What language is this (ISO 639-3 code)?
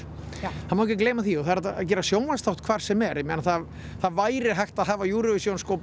isl